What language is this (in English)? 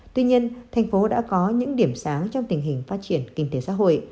Vietnamese